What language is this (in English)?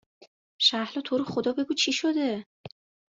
Persian